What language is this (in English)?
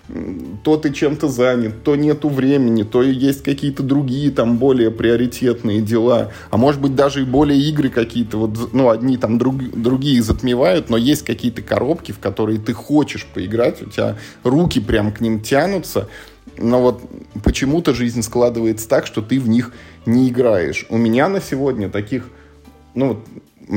Russian